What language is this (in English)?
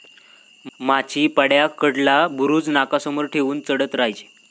Marathi